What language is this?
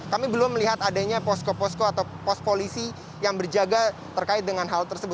Indonesian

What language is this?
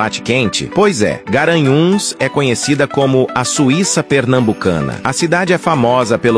Portuguese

